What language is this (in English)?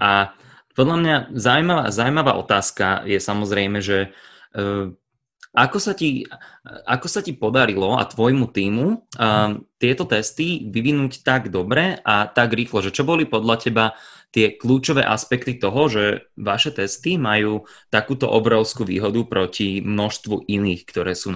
Slovak